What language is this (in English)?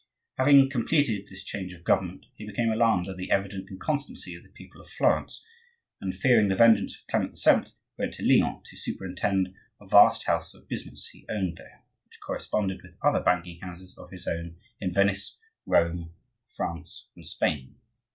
English